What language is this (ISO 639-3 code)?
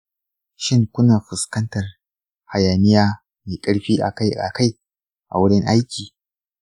hau